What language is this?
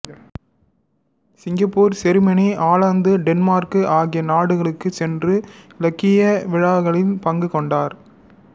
Tamil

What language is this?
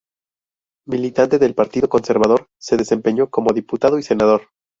Spanish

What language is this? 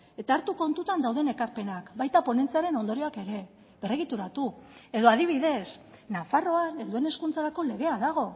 Basque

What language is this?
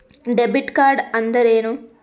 Kannada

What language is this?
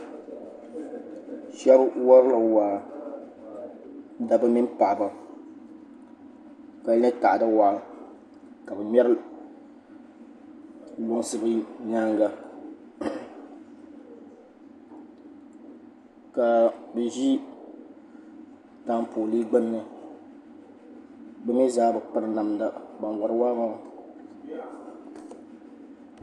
Dagbani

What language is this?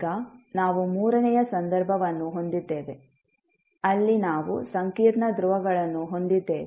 Kannada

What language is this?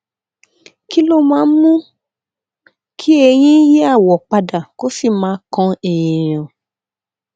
Yoruba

